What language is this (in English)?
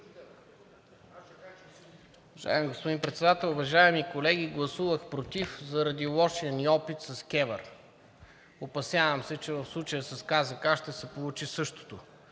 Bulgarian